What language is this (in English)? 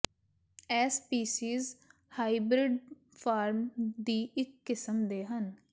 Punjabi